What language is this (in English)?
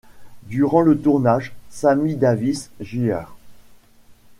French